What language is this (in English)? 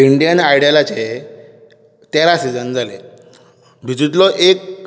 Konkani